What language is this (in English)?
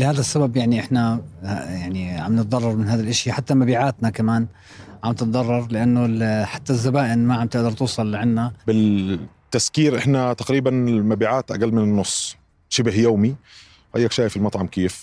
Arabic